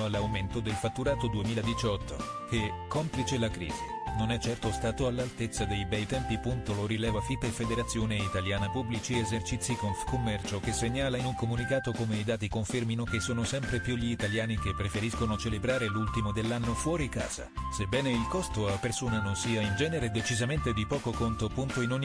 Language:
Italian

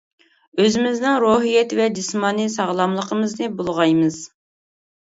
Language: Uyghur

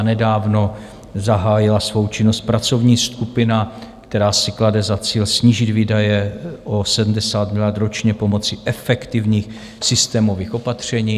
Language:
Czech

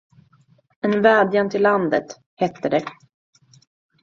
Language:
Swedish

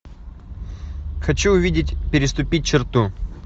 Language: Russian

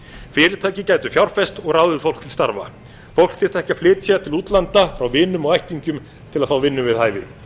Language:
Icelandic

